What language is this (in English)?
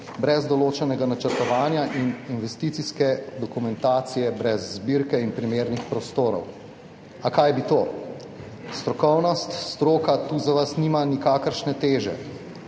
Slovenian